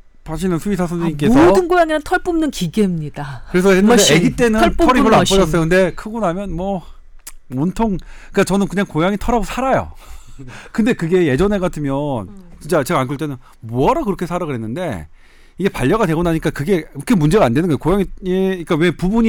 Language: Korean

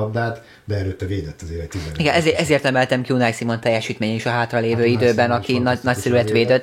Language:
Hungarian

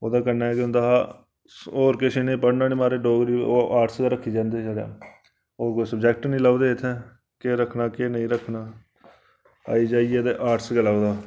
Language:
Dogri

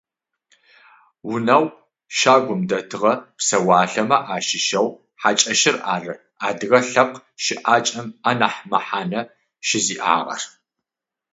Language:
Adyghe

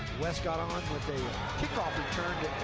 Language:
English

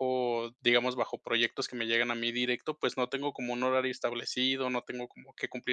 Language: Spanish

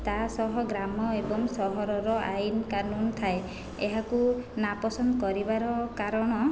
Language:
Odia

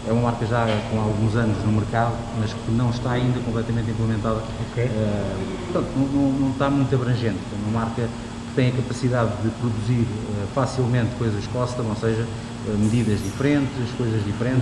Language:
Portuguese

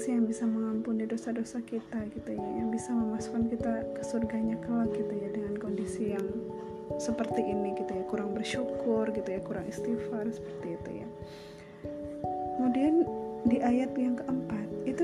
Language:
Indonesian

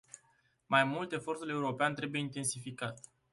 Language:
Romanian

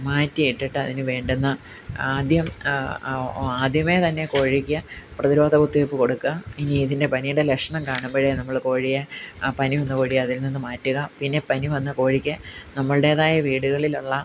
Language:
Malayalam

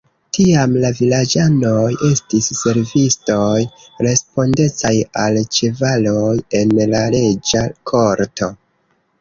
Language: Esperanto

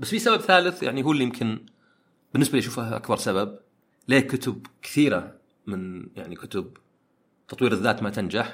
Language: Arabic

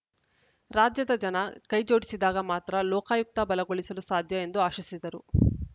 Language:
Kannada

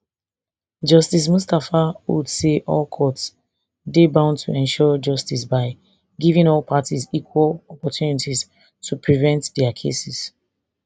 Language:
Nigerian Pidgin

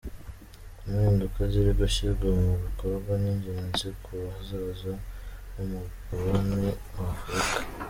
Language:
Kinyarwanda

